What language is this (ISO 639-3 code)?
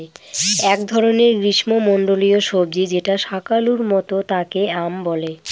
ben